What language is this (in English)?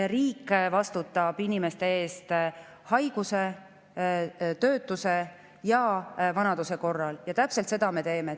Estonian